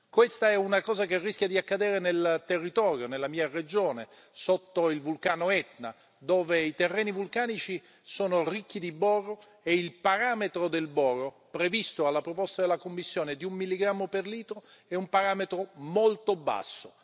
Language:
Italian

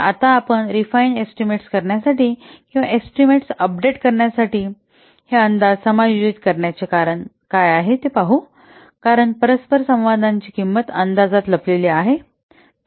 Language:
Marathi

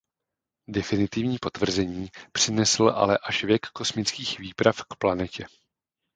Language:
Czech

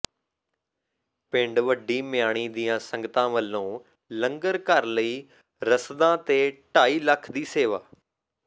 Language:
Punjabi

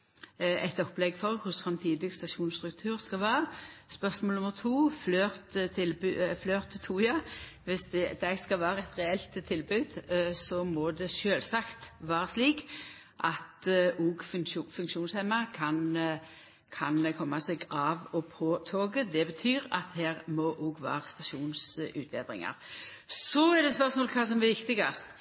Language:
Norwegian Nynorsk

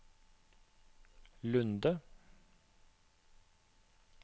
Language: Norwegian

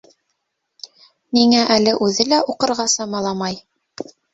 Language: Bashkir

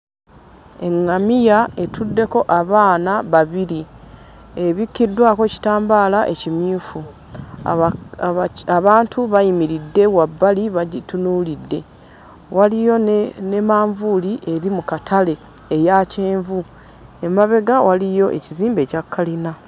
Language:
Ganda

